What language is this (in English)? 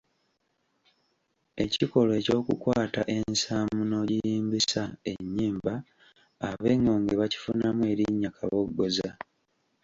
Ganda